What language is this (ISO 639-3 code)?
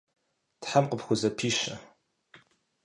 kbd